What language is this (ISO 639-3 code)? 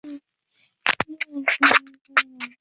zho